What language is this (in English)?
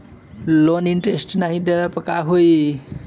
Bhojpuri